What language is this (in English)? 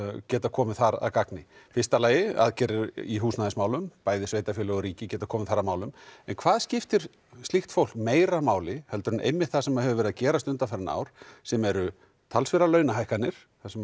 Icelandic